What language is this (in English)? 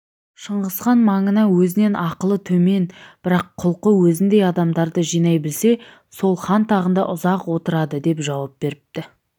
Kazakh